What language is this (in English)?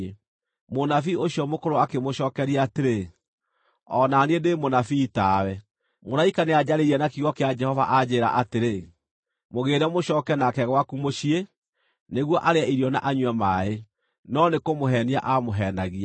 Kikuyu